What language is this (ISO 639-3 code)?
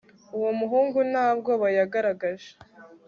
kin